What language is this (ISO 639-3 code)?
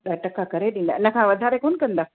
snd